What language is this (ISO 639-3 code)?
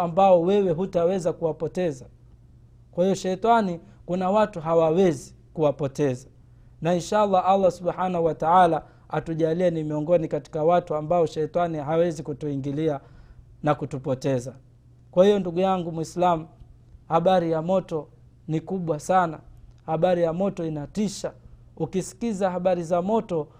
swa